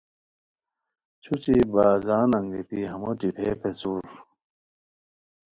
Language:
Khowar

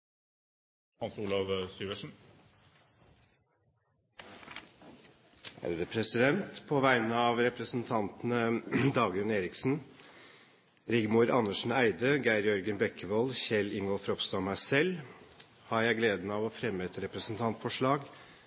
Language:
Norwegian Bokmål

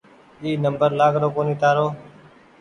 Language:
Goaria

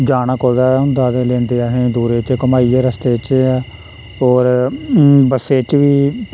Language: Dogri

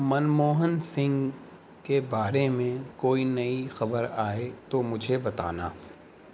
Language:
Urdu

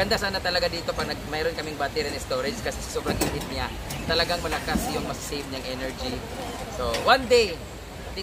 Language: Filipino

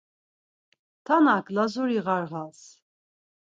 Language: Laz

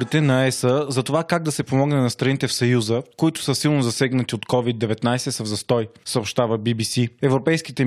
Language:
Bulgarian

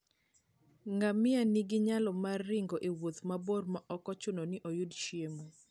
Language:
Luo (Kenya and Tanzania)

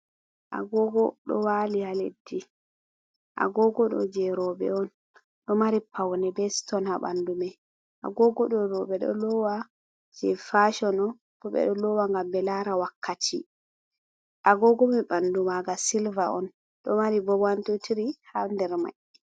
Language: Fula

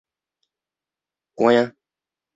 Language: Min Nan Chinese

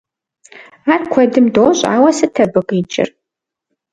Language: Kabardian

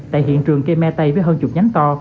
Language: Vietnamese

